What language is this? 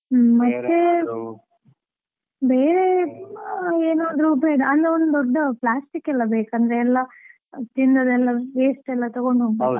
Kannada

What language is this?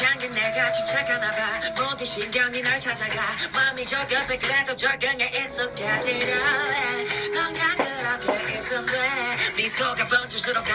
Korean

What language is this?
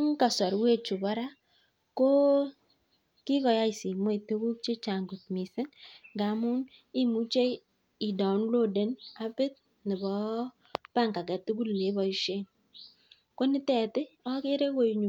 Kalenjin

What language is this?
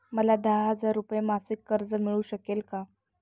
Marathi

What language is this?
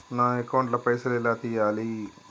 Telugu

